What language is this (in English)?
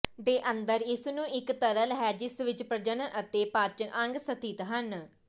Punjabi